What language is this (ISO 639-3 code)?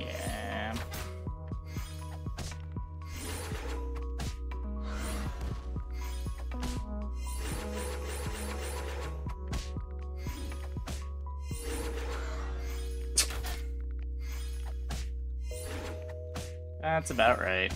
eng